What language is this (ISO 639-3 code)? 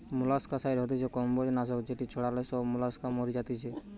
ben